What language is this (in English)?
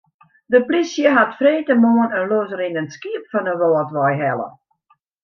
Western Frisian